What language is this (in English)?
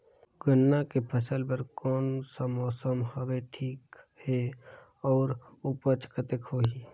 Chhattisgarhi